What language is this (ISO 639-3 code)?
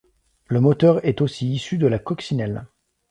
fra